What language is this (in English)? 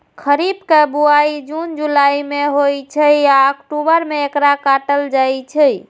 Maithili